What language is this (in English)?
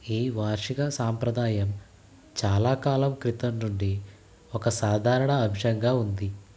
Telugu